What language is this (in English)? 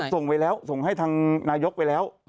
Thai